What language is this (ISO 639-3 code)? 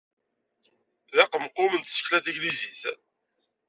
kab